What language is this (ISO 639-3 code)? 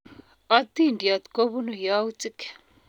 kln